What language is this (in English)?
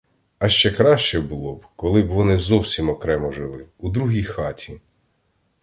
Ukrainian